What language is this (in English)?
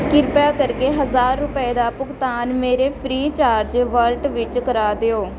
Punjabi